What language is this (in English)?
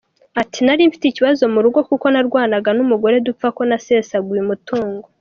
Kinyarwanda